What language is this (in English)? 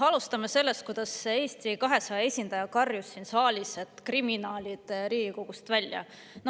Estonian